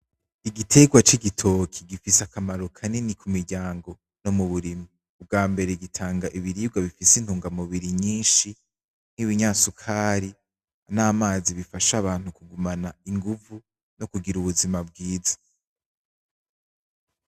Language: Rundi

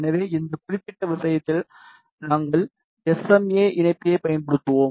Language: Tamil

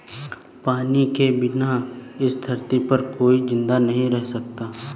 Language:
Hindi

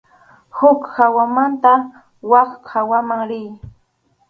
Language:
Arequipa-La Unión Quechua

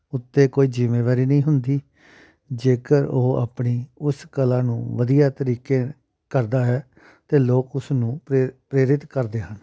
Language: Punjabi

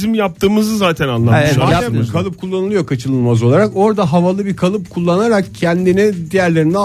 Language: Turkish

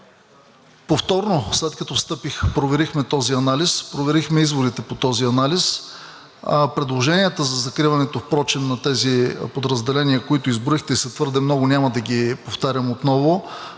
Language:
Bulgarian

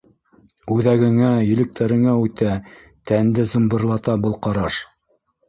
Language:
Bashkir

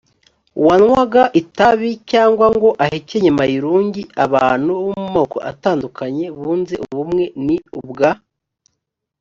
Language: Kinyarwanda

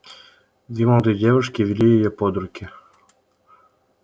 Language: Russian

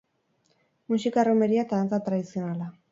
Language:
Basque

